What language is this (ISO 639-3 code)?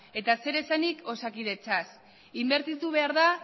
eus